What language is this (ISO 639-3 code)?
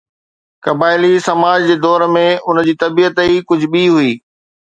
snd